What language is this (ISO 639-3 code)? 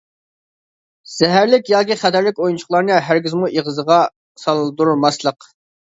uig